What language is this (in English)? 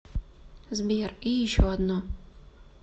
Russian